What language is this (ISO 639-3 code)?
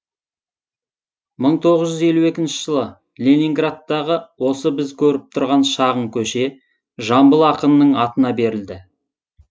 kaz